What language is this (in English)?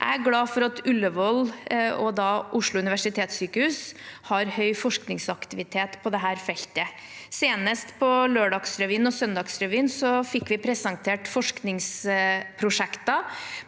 Norwegian